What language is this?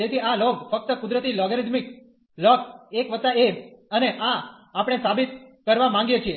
Gujarati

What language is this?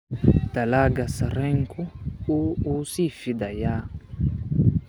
Somali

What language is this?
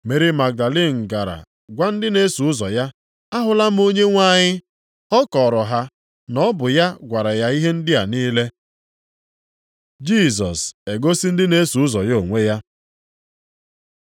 Igbo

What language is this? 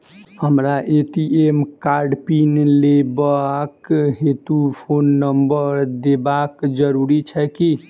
Maithili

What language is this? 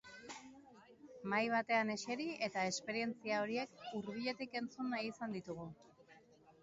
Basque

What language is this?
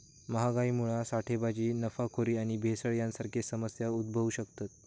Marathi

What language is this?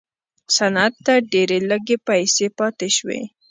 Pashto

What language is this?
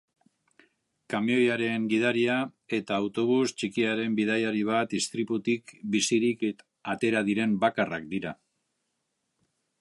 Basque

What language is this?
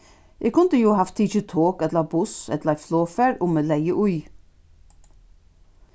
Faroese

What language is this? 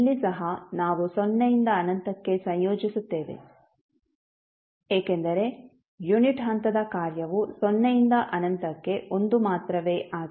Kannada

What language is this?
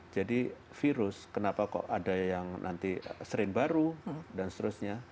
Indonesian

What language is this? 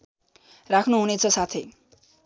Nepali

